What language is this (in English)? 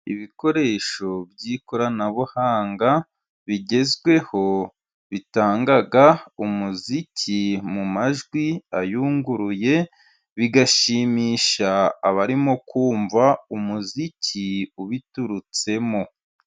Kinyarwanda